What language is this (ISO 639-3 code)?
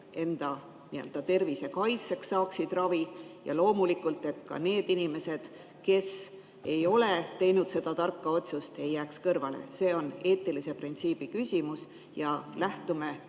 est